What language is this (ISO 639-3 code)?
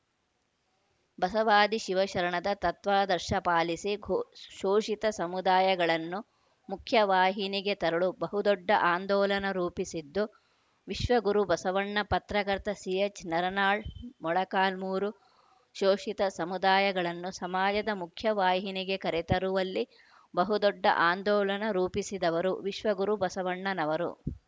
kan